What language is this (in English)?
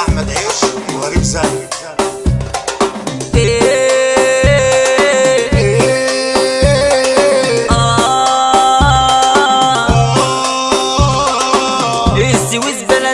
Arabic